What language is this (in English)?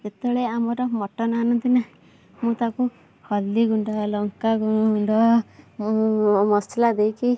Odia